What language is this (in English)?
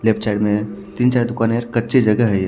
Hindi